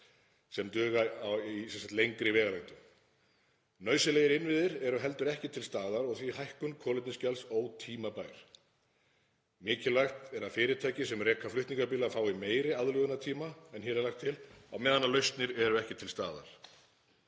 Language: Icelandic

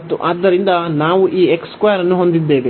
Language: Kannada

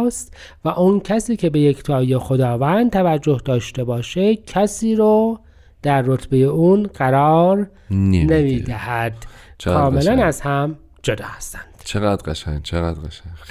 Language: Persian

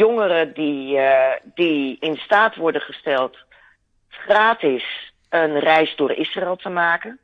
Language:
Dutch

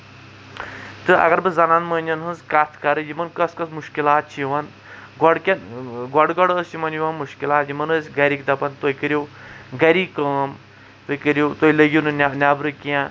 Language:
Kashmiri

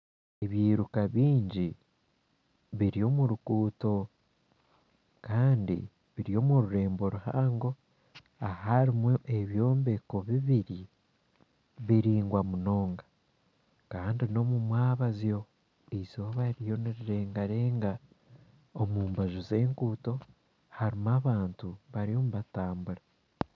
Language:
Nyankole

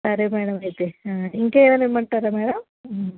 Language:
Telugu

